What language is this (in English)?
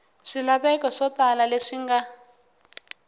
Tsonga